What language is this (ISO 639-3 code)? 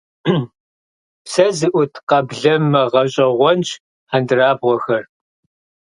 kbd